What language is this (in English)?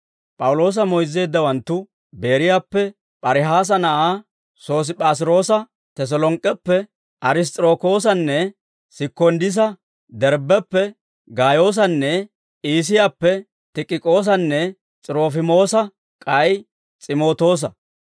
Dawro